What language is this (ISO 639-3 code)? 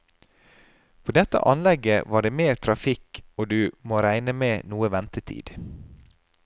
nor